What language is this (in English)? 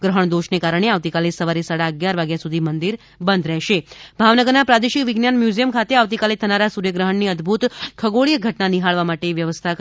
Gujarati